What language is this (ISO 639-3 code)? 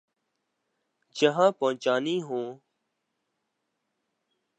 urd